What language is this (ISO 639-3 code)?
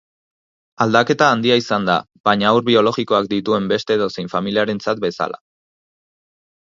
eus